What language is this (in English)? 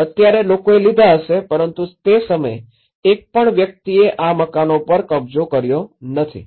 Gujarati